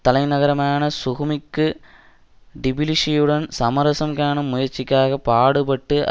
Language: Tamil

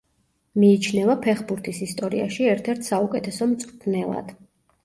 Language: Georgian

